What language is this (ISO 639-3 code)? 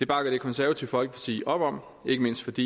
dan